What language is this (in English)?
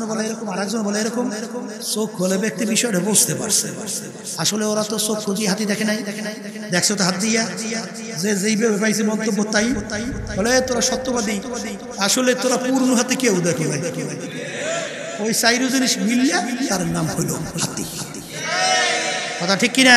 Arabic